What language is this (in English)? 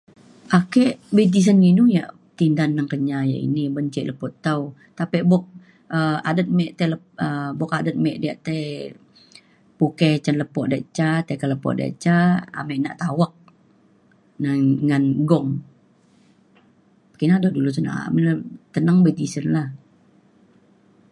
Mainstream Kenyah